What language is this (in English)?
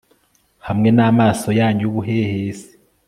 Kinyarwanda